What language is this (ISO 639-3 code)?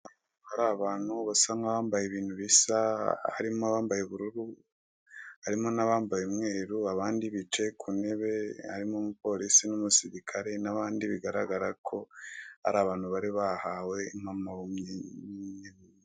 kin